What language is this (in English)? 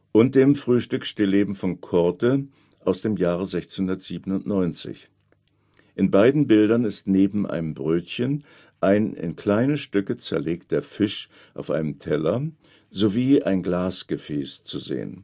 German